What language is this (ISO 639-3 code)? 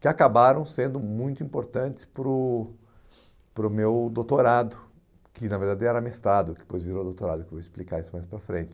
por